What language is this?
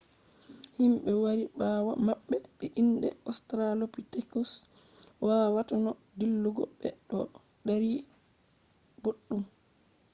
Fula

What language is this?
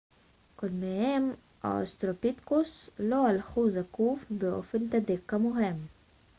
Hebrew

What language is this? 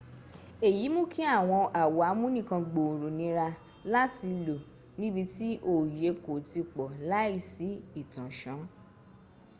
Yoruba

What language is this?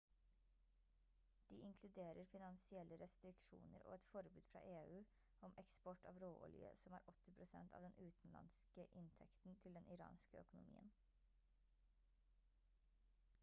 Norwegian Bokmål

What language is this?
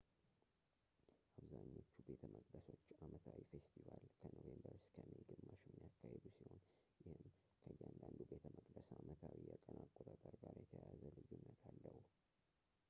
Amharic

